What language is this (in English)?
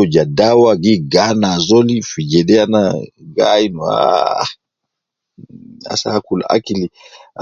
Nubi